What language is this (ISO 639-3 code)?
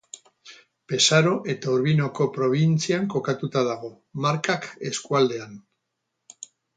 eus